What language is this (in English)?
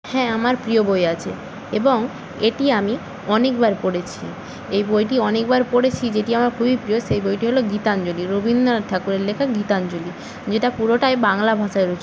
Bangla